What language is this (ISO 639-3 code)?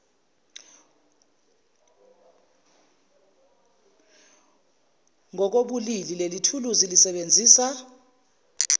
zul